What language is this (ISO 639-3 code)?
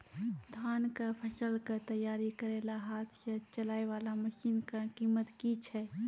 mai